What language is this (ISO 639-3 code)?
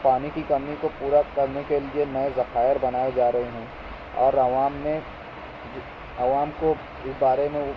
urd